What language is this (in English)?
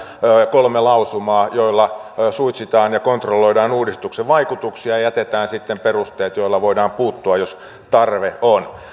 Finnish